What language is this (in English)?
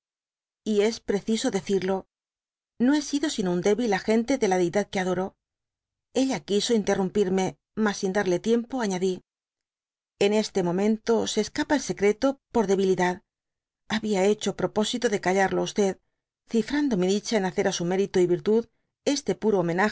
Spanish